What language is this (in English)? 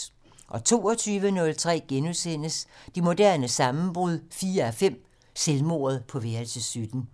Danish